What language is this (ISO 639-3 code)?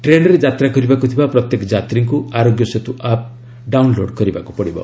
ori